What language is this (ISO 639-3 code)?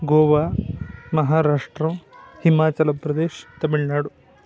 san